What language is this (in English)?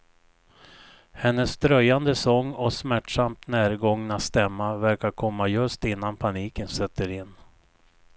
Swedish